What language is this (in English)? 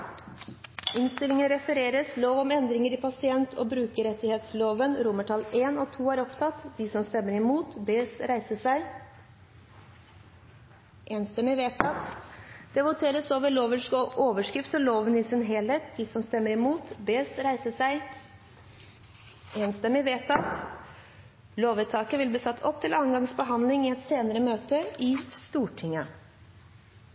Norwegian Bokmål